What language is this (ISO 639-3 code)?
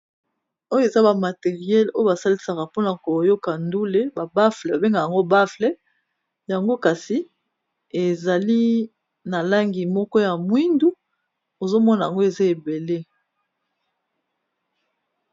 lin